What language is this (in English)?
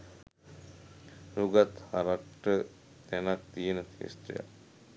Sinhala